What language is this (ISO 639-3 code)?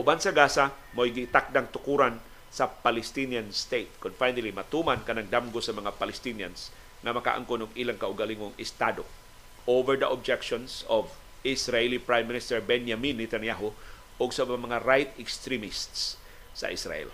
fil